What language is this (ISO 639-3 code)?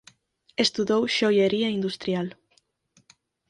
glg